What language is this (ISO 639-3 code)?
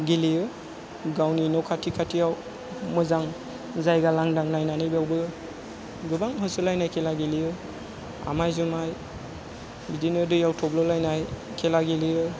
brx